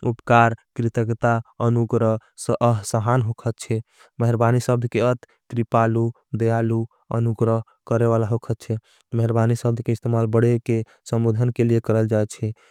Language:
Angika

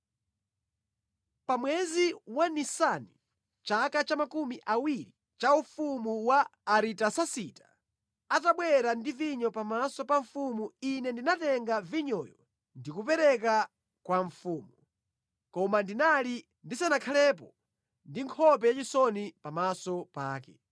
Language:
Nyanja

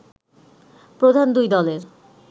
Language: Bangla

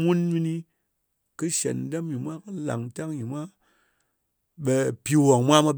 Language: Ngas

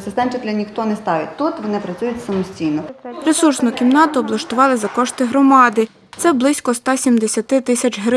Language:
Ukrainian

